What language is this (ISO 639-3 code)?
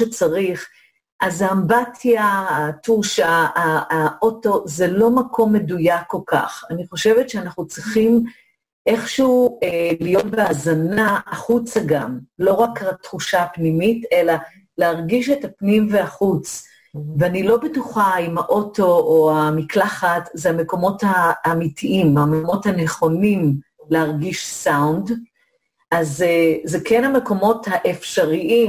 heb